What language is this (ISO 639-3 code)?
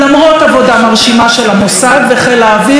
heb